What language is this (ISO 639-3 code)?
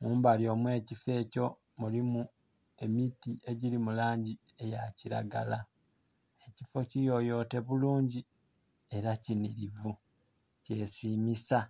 xog